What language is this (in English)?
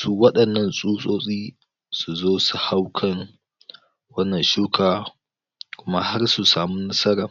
Hausa